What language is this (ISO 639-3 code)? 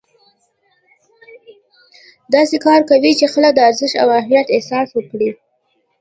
pus